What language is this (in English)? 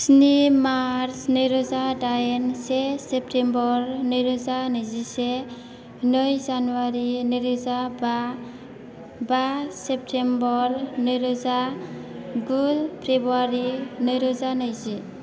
Bodo